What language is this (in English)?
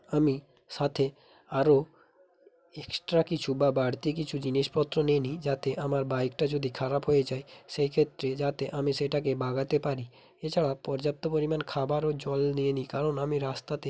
Bangla